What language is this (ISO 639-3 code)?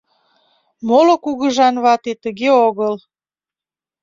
chm